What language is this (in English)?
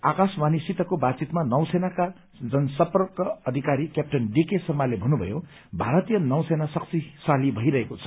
Nepali